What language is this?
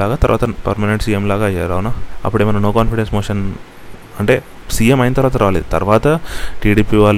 Telugu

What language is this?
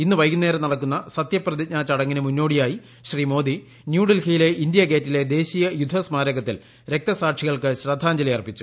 Malayalam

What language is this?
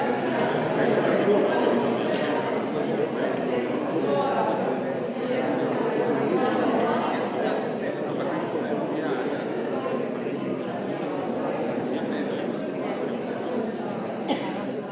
Slovenian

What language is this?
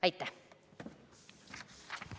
Estonian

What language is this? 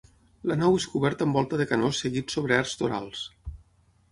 Catalan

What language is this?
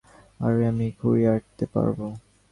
Bangla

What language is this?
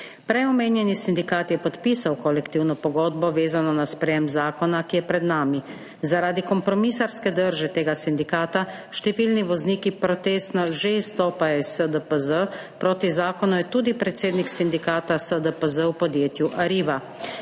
Slovenian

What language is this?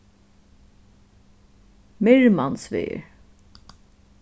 Faroese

